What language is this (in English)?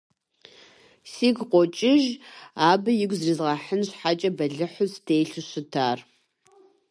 Kabardian